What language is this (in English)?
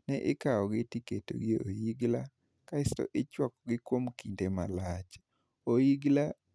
Luo (Kenya and Tanzania)